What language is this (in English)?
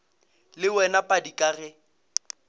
Northern Sotho